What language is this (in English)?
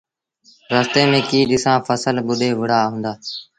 Sindhi Bhil